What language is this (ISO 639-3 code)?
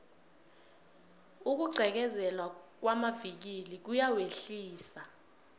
nbl